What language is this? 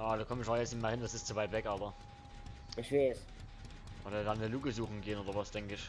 German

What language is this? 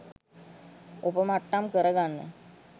Sinhala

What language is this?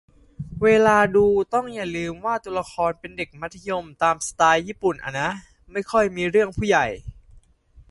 Thai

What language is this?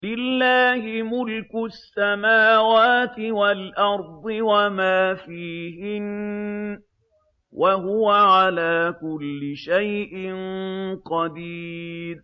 Arabic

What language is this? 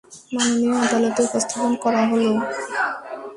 Bangla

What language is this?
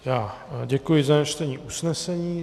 Czech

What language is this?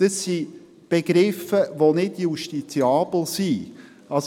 Swiss German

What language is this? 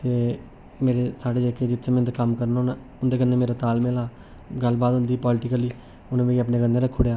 Dogri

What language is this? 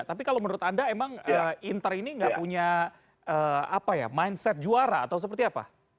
Indonesian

